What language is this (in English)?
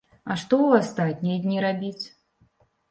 Belarusian